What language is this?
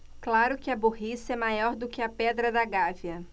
Portuguese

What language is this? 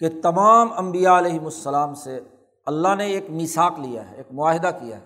Urdu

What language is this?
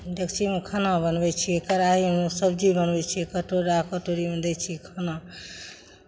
Maithili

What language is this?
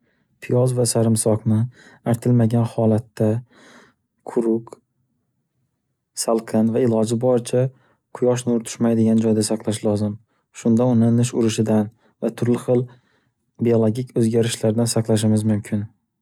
Uzbek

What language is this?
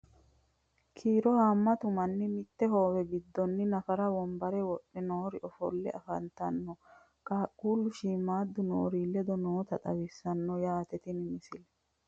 Sidamo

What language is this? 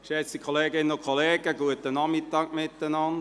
Swiss German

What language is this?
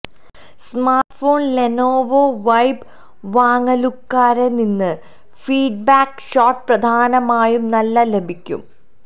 Malayalam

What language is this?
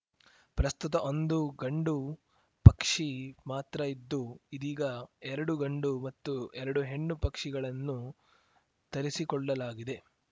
Kannada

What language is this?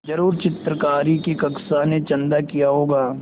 Hindi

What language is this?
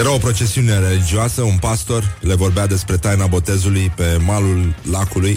Romanian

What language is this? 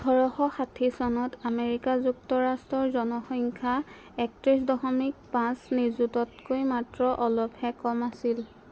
Assamese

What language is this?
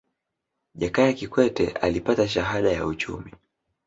Swahili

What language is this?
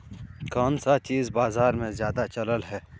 Magahi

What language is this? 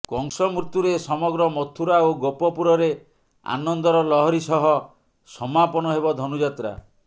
Odia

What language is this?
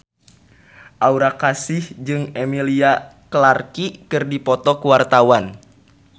Sundanese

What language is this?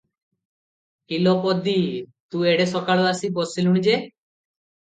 Odia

